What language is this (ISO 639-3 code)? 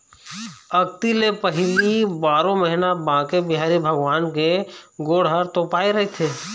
hne